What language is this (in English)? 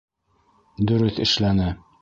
Bashkir